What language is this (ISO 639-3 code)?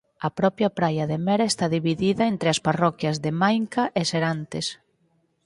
glg